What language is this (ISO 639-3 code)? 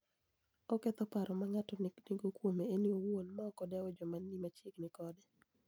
luo